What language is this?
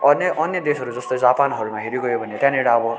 Nepali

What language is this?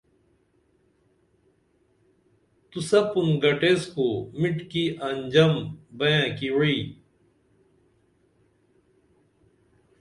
Dameli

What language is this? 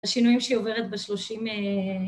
Hebrew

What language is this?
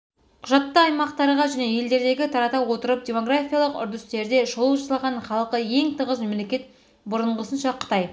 Kazakh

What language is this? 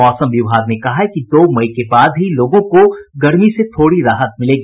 Hindi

